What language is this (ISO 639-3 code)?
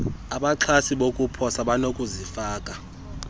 xho